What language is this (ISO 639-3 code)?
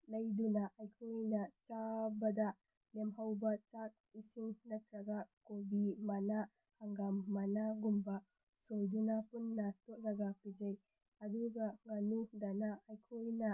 mni